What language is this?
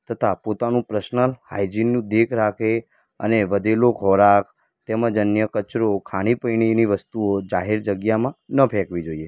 Gujarati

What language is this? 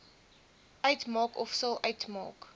Afrikaans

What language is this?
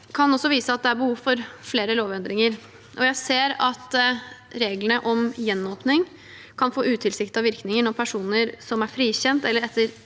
Norwegian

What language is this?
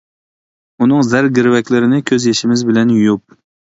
Uyghur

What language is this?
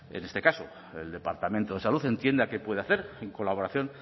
Spanish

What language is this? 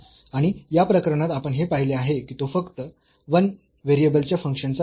Marathi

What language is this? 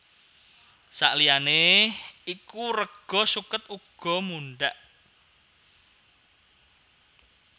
Javanese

